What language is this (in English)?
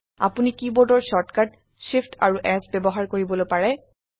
Assamese